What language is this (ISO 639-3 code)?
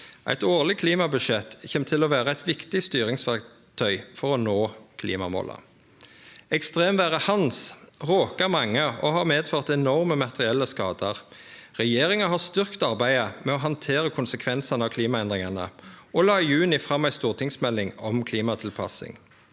nor